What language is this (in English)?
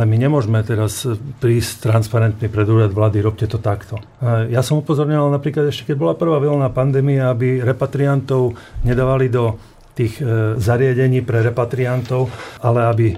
Slovak